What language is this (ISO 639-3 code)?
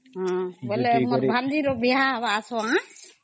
ori